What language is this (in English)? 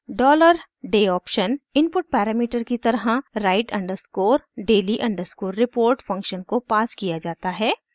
Hindi